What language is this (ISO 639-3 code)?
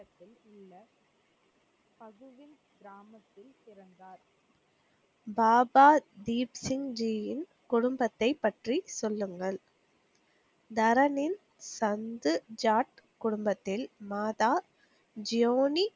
tam